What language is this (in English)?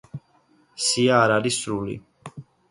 Georgian